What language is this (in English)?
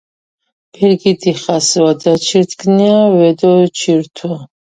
Georgian